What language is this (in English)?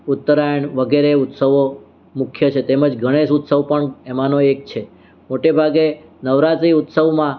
Gujarati